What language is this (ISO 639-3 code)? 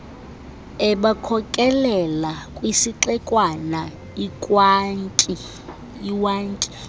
xho